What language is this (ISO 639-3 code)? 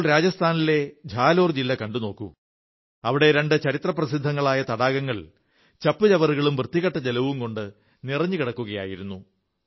mal